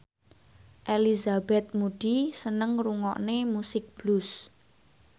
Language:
Javanese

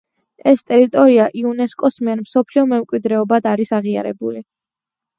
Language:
Georgian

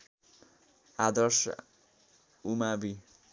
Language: Nepali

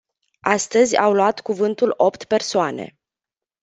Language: Romanian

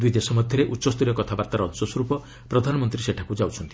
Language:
Odia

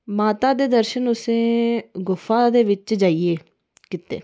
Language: Dogri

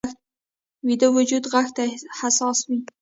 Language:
Pashto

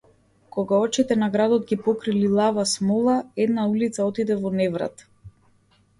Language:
Macedonian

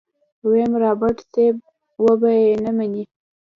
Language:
Pashto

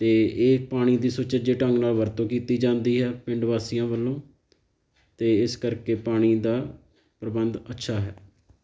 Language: Punjabi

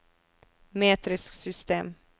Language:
Norwegian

